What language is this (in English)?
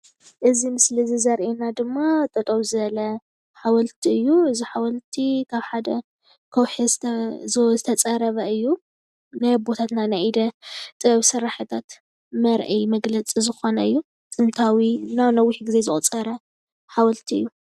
Tigrinya